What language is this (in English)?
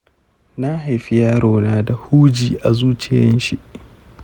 Hausa